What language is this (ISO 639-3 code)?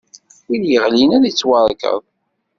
kab